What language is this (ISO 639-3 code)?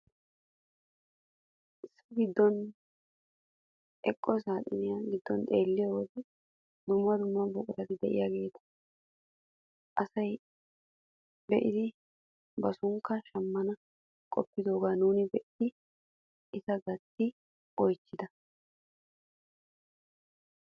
wal